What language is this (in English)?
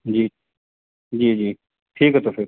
Urdu